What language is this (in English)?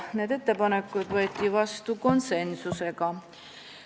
Estonian